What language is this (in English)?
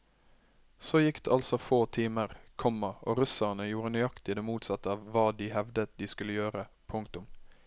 Norwegian